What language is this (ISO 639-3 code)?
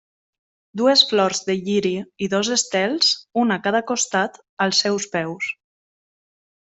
cat